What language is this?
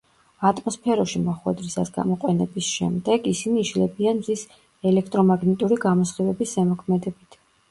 Georgian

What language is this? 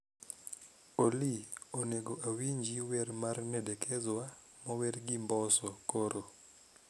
Luo (Kenya and Tanzania)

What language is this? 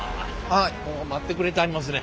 Japanese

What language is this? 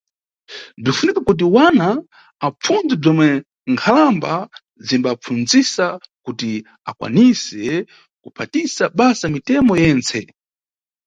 Nyungwe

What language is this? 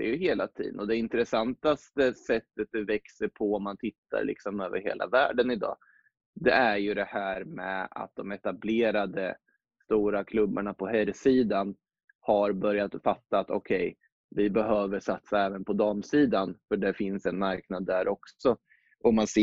Swedish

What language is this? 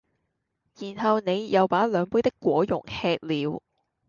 Cantonese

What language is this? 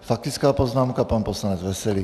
Czech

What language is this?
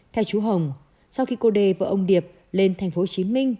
Vietnamese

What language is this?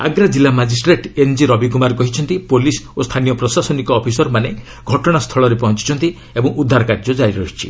Odia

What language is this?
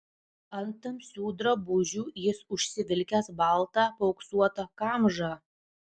Lithuanian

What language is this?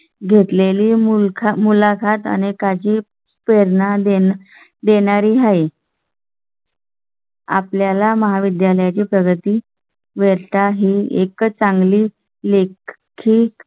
Marathi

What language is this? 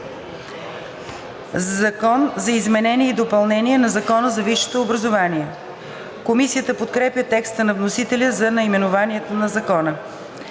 Bulgarian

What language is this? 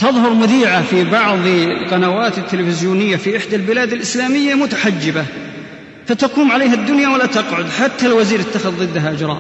Arabic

